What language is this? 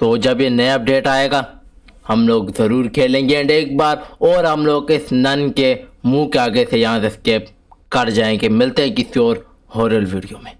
Urdu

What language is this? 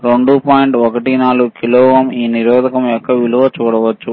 Telugu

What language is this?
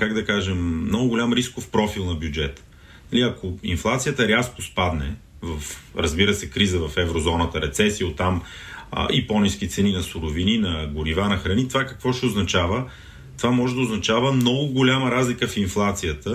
Bulgarian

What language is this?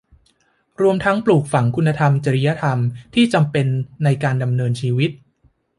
Thai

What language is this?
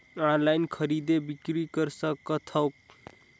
Chhattisgarhi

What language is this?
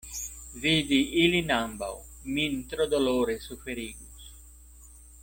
Esperanto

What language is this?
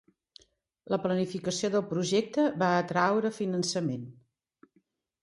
Catalan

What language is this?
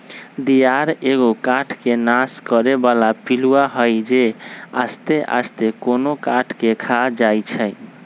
Magahi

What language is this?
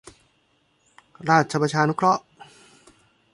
Thai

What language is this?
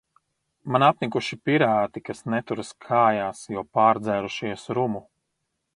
Latvian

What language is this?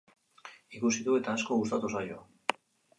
Basque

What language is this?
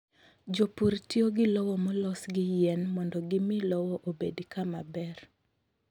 Luo (Kenya and Tanzania)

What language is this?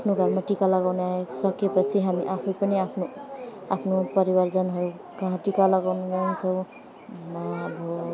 Nepali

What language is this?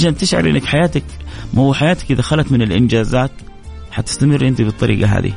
Arabic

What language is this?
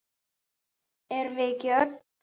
Icelandic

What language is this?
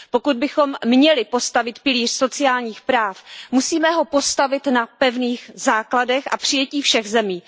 Czech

